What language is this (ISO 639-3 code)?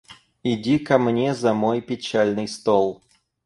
rus